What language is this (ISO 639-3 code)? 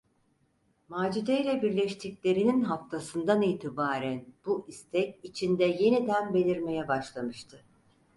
tur